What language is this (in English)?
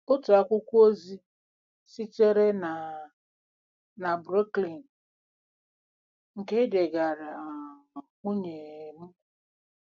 Igbo